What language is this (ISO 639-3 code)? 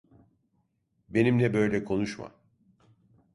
tur